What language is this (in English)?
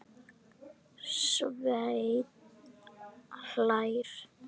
Icelandic